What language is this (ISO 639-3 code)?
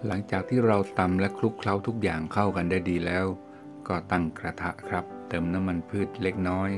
tha